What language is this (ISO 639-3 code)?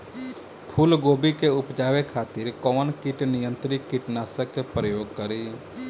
bho